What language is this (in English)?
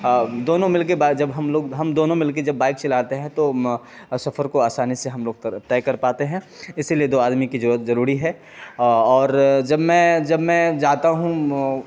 Urdu